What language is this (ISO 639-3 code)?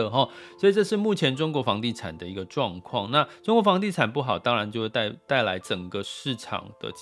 zho